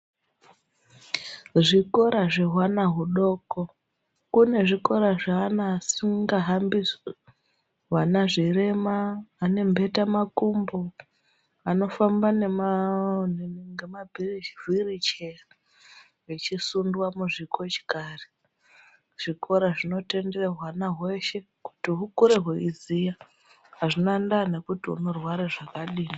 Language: Ndau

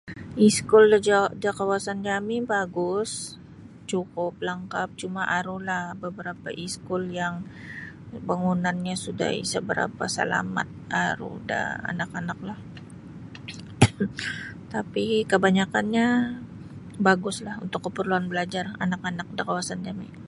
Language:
Sabah Bisaya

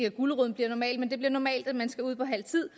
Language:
Danish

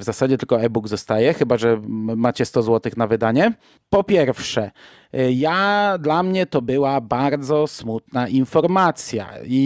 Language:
Polish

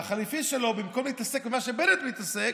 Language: Hebrew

